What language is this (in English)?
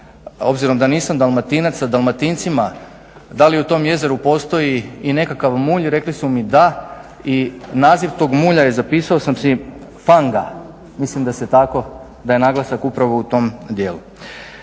Croatian